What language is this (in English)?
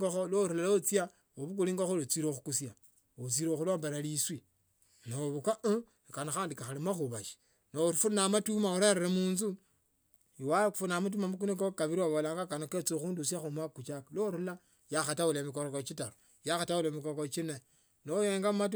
Tsotso